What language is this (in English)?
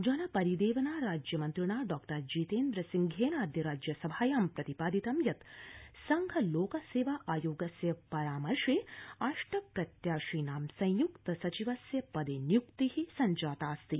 Sanskrit